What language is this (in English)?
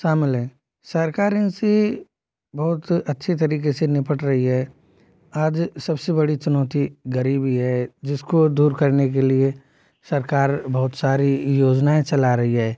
Hindi